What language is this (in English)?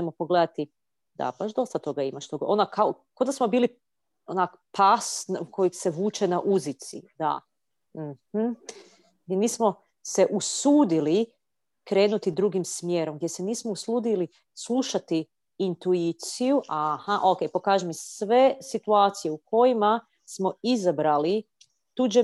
Croatian